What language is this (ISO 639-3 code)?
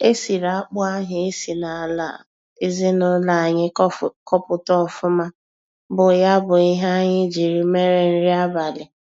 ibo